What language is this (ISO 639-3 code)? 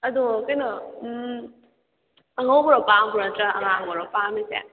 mni